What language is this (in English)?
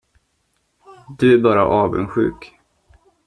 Swedish